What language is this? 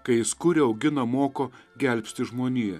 Lithuanian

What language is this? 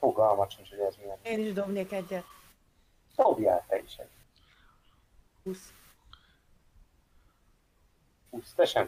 Hungarian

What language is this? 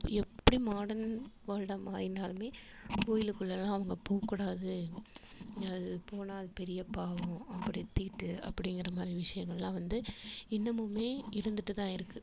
Tamil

